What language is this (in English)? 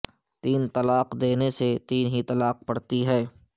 Urdu